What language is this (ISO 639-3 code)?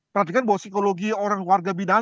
ind